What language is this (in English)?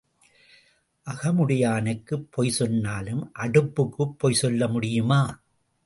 Tamil